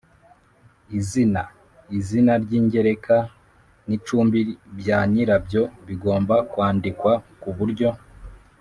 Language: Kinyarwanda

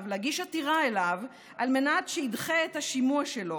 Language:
Hebrew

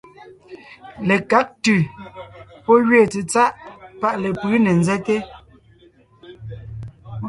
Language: Ngiemboon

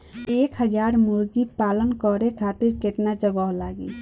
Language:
Bhojpuri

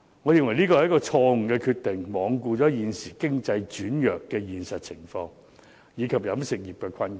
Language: Cantonese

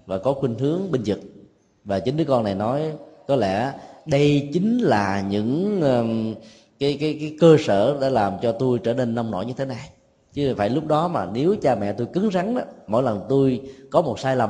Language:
Vietnamese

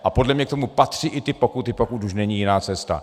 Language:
Czech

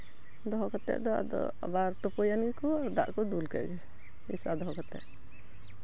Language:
Santali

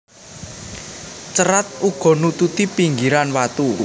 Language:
Javanese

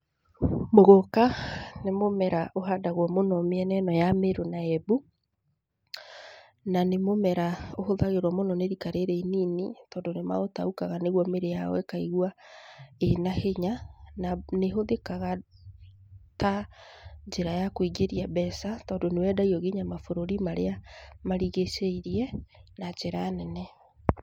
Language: Kikuyu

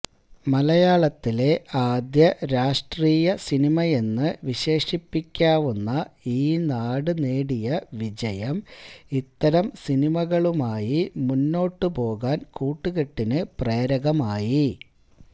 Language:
Malayalam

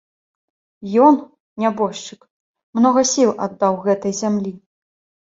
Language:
Belarusian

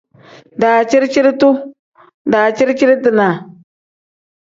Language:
Tem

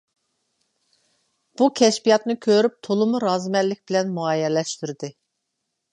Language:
Uyghur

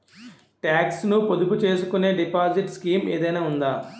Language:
Telugu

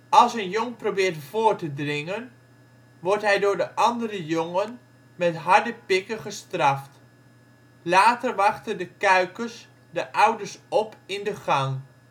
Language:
Dutch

